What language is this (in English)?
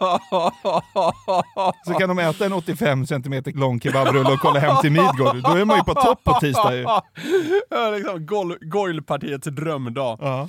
Swedish